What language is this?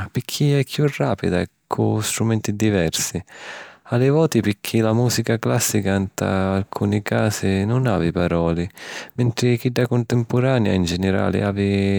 Sicilian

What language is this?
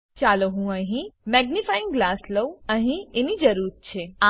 Gujarati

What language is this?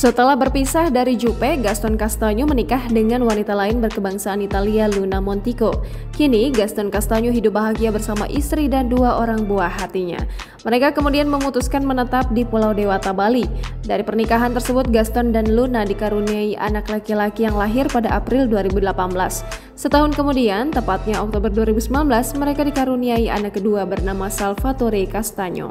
Indonesian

